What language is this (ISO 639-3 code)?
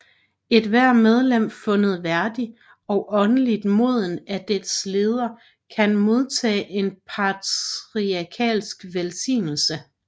dan